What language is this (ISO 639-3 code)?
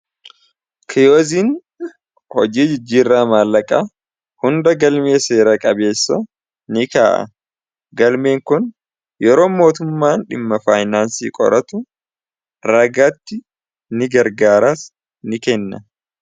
orm